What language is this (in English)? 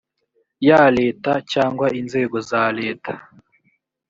Kinyarwanda